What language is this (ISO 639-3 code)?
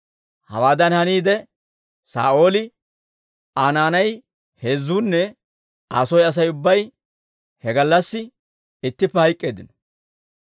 dwr